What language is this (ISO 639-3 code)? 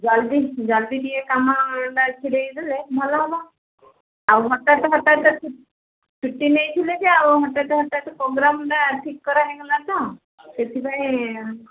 ori